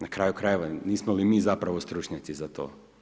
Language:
Croatian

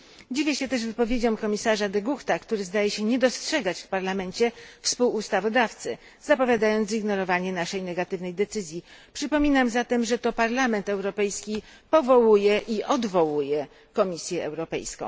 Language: Polish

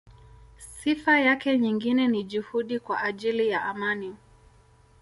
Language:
Swahili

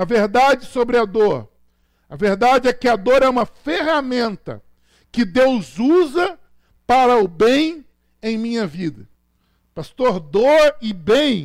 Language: Portuguese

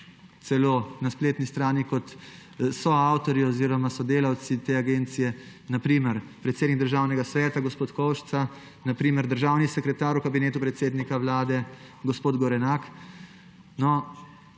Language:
Slovenian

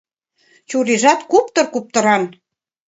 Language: Mari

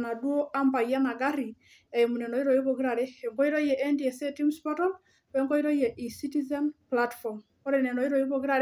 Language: Masai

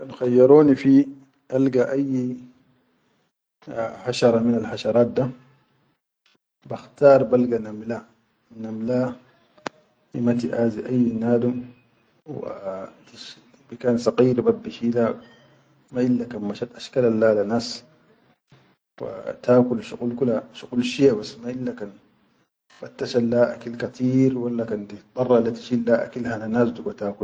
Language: Chadian Arabic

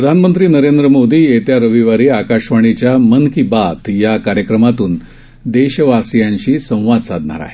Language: Marathi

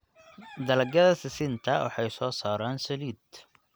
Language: Somali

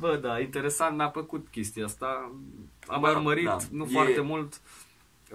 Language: Romanian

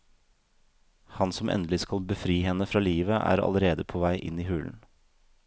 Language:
Norwegian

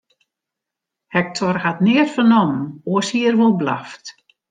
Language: Western Frisian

